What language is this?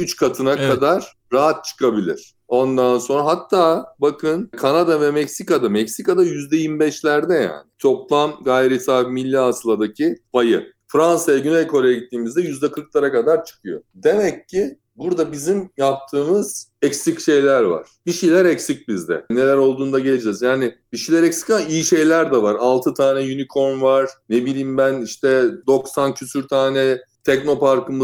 Turkish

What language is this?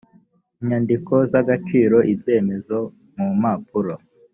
Kinyarwanda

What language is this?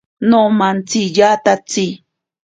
Ashéninka Perené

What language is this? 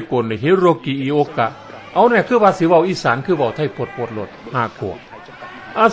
Thai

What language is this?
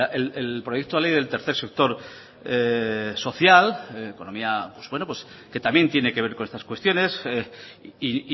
Spanish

